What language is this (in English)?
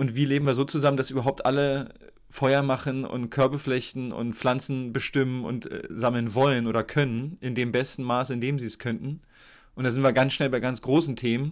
German